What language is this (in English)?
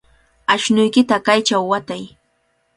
Cajatambo North Lima Quechua